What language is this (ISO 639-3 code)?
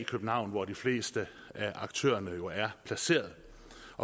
dan